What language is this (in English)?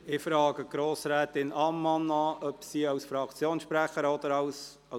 Swiss German